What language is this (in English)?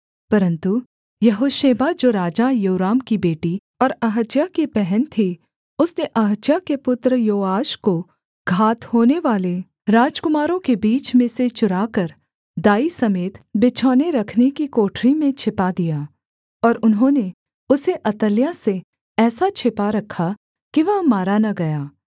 Hindi